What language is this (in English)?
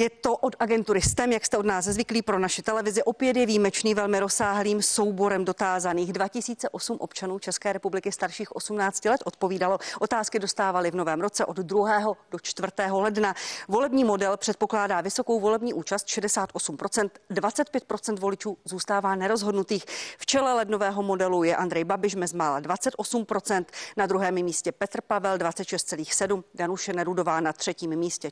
Czech